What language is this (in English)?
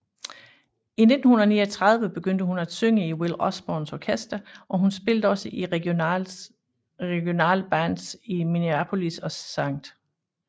Danish